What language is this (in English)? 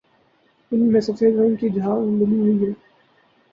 Urdu